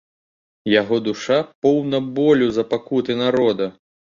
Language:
Belarusian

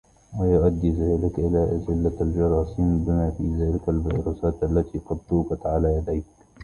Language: Arabic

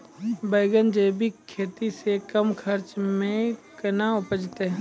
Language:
Maithili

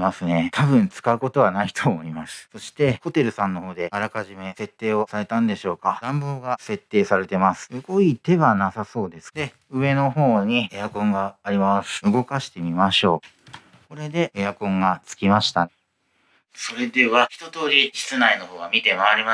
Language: Japanese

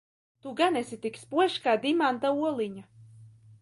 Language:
Latvian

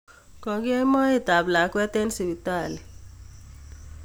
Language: Kalenjin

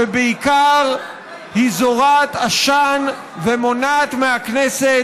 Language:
Hebrew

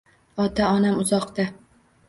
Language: Uzbek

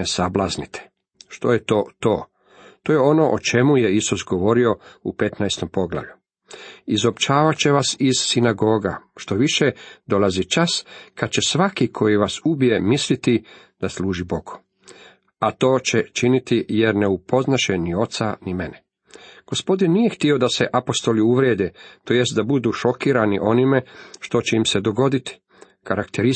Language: Croatian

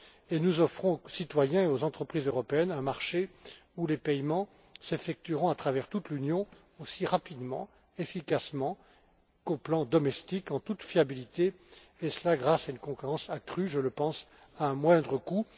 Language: French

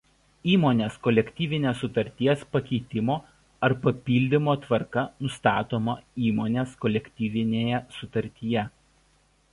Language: Lithuanian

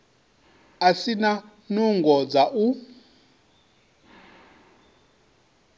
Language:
Venda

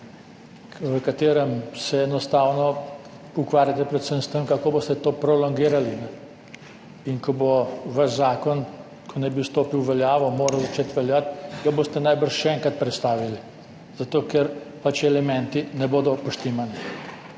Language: Slovenian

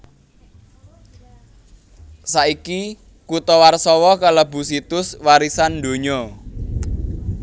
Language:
Javanese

